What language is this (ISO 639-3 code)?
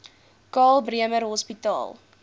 afr